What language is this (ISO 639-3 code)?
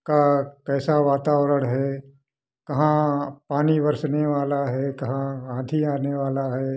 hin